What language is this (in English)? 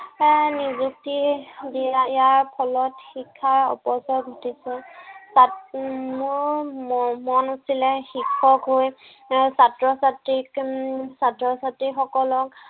Assamese